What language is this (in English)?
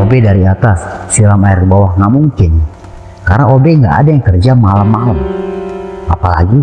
Indonesian